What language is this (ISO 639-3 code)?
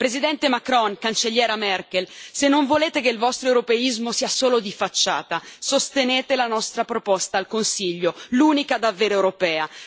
ita